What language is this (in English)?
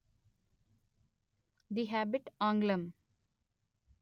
Telugu